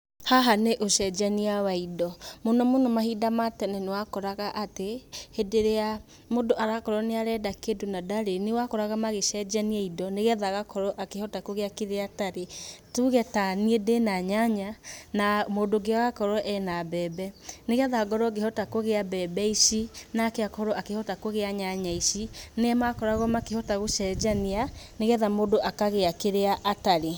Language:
Kikuyu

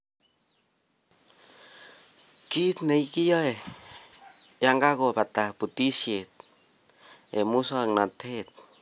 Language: Kalenjin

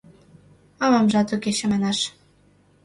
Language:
Mari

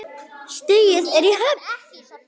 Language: Icelandic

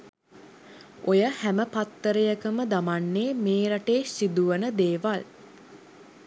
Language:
Sinhala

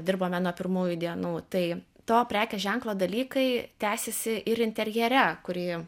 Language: Lithuanian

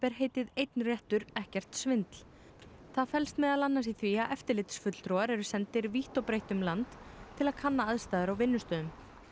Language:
Icelandic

